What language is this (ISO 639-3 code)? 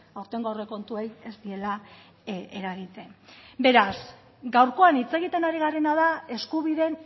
eus